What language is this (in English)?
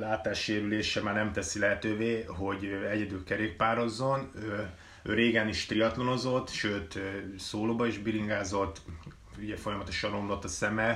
Hungarian